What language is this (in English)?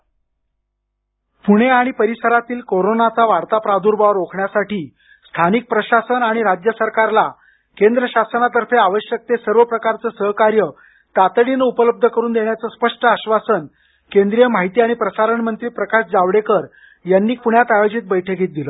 Marathi